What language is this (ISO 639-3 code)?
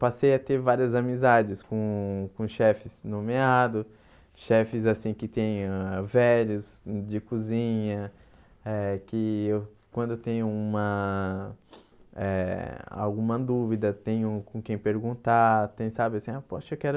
por